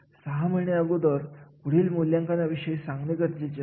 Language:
Marathi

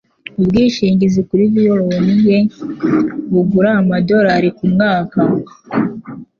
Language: Kinyarwanda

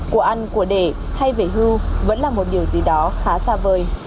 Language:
Vietnamese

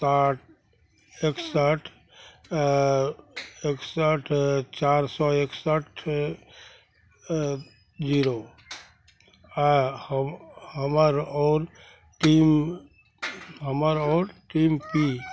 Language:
Maithili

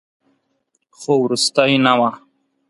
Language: Pashto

